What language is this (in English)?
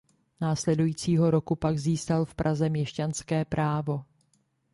Czech